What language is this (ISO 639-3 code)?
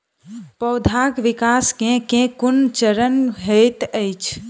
mai